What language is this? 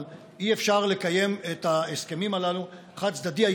Hebrew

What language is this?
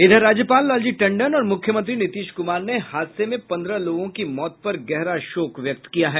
Hindi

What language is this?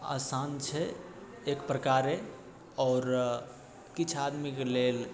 Maithili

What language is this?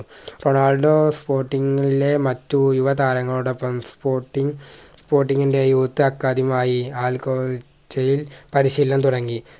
Malayalam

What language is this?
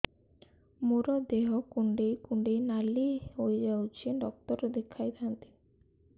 Odia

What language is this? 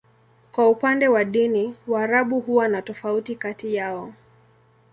Swahili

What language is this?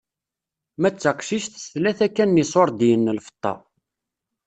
Kabyle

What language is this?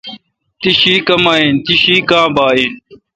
Kalkoti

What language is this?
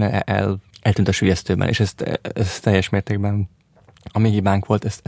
Hungarian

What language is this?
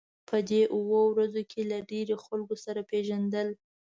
Pashto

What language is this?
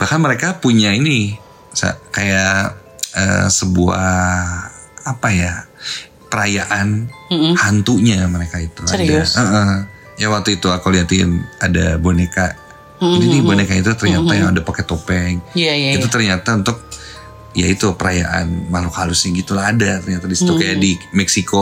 Indonesian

